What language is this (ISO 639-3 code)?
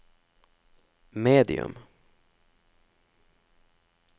nor